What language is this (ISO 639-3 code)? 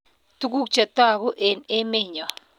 kln